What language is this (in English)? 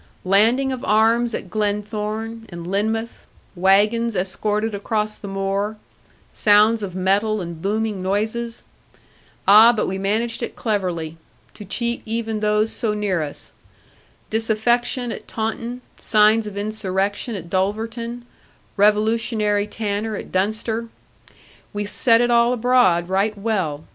English